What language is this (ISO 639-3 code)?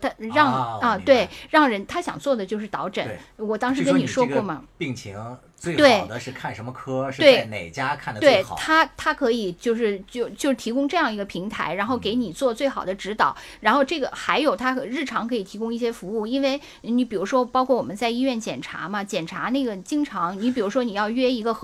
zho